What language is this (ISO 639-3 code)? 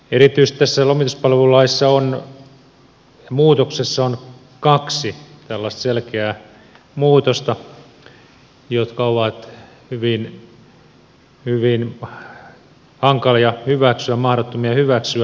fin